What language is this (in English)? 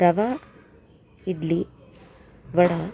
Sanskrit